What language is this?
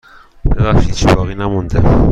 Persian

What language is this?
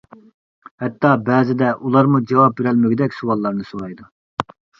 Uyghur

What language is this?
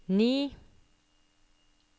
Norwegian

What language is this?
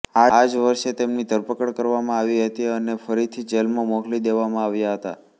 Gujarati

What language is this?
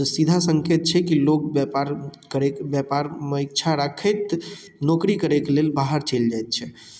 Maithili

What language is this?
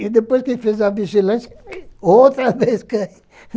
Portuguese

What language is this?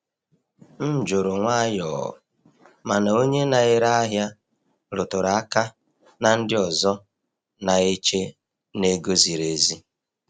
Igbo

